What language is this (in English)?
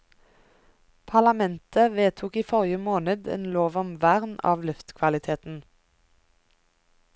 Norwegian